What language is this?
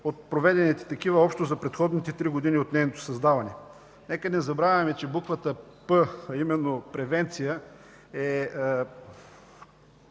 Bulgarian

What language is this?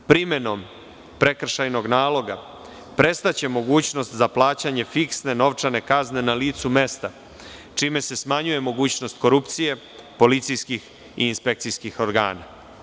Serbian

